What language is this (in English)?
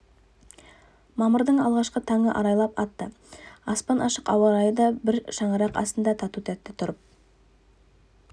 Kazakh